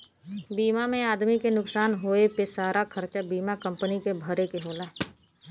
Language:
Bhojpuri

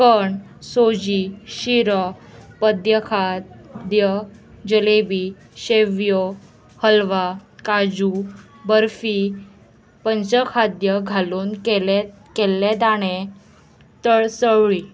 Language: Konkani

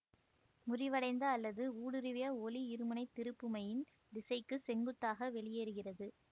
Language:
Tamil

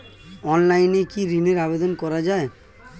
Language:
Bangla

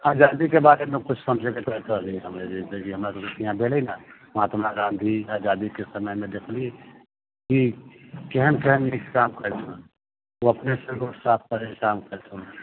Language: Maithili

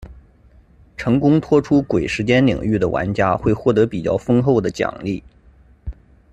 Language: Chinese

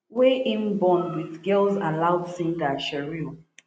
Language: Nigerian Pidgin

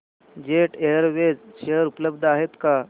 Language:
Marathi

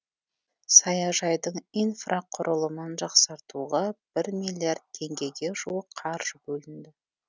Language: Kazakh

